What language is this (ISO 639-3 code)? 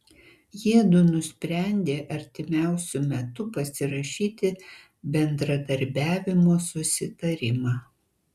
lit